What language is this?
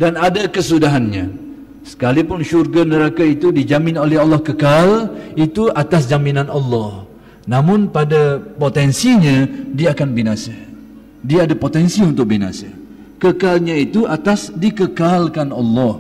Malay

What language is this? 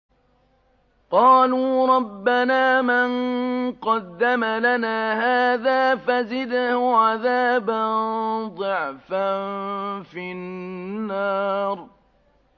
Arabic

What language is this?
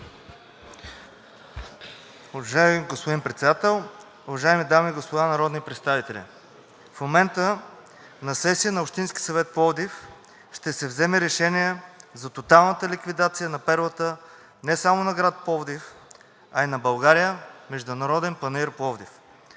Bulgarian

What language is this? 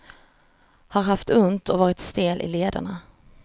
Swedish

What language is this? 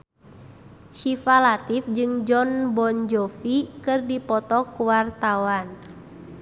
Sundanese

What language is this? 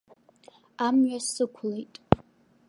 Abkhazian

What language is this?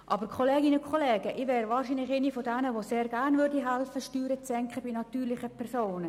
Swiss German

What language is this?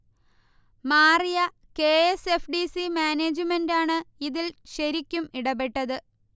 Malayalam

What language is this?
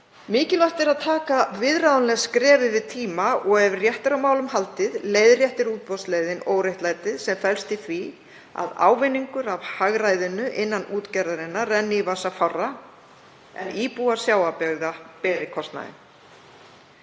Icelandic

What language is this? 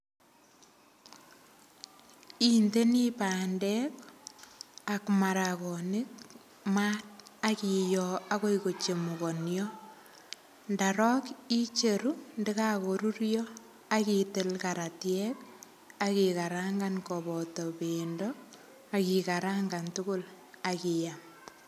Kalenjin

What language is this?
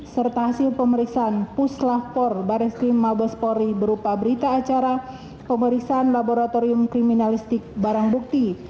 Indonesian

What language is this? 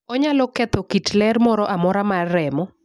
Luo (Kenya and Tanzania)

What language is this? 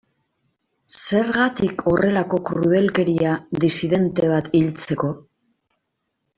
Basque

